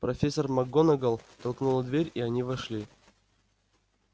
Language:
Russian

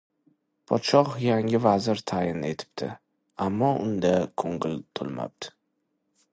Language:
Uzbek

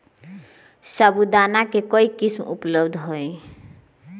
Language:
Magahi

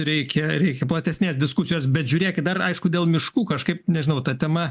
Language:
Lithuanian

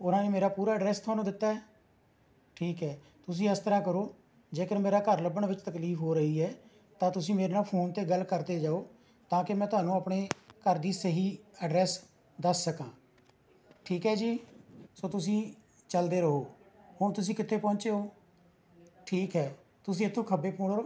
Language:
Punjabi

